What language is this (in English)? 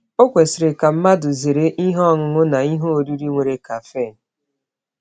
Igbo